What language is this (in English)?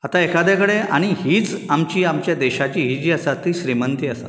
Konkani